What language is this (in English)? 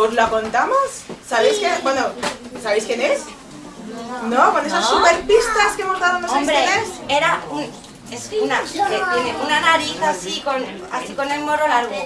Spanish